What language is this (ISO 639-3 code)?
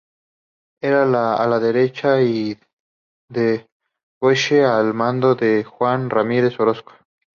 spa